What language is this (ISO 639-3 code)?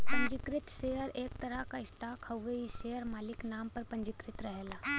bho